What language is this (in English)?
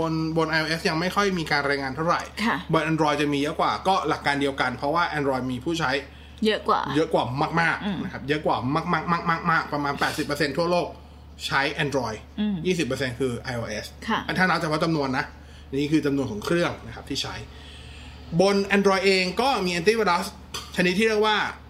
Thai